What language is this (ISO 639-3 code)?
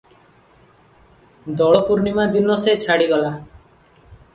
ori